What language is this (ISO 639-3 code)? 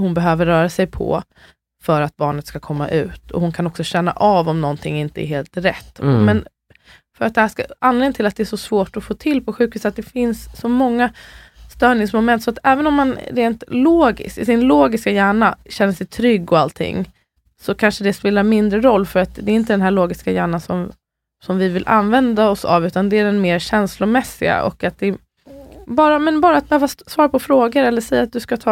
swe